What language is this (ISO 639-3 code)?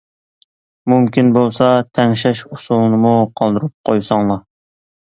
uig